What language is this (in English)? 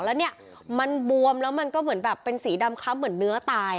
Thai